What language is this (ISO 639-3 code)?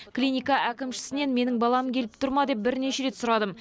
kaz